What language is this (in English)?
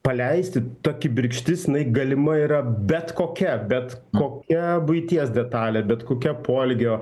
Lithuanian